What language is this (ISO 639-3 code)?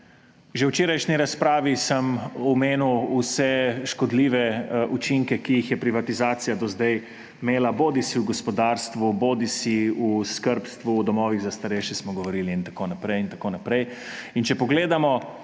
slv